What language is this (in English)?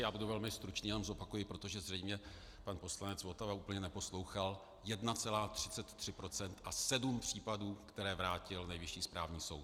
Czech